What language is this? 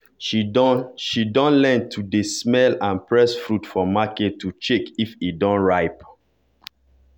Nigerian Pidgin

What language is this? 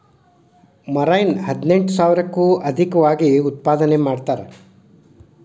Kannada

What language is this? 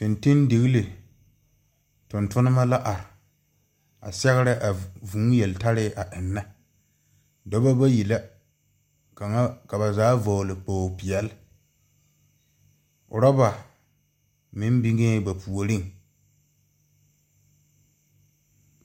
Southern Dagaare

